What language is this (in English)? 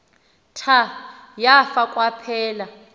Xhosa